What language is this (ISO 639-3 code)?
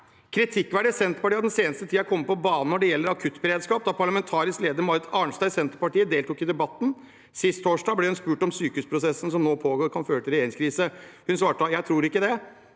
nor